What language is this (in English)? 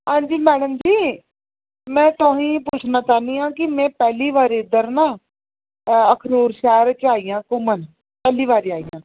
Dogri